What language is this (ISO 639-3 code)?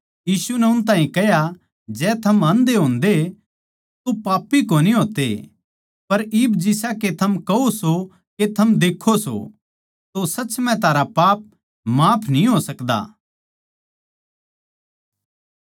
bgc